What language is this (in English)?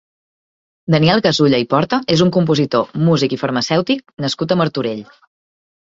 Catalan